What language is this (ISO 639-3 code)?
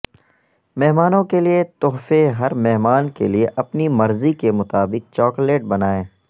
urd